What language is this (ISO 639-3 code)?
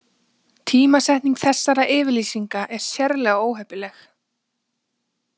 isl